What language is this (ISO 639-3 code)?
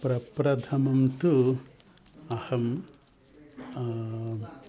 san